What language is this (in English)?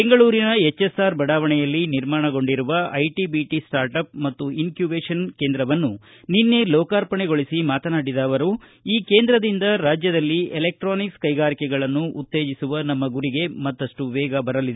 Kannada